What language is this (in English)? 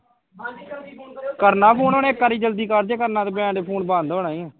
Punjabi